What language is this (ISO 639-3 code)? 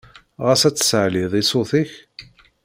kab